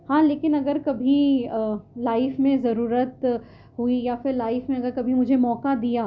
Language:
Urdu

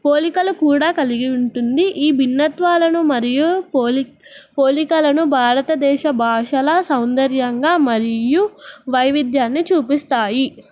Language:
Telugu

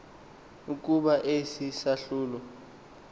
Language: Xhosa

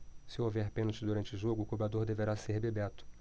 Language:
Portuguese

